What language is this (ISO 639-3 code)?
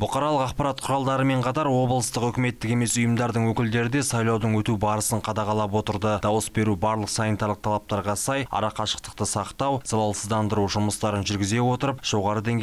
rus